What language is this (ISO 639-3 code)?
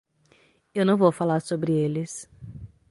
por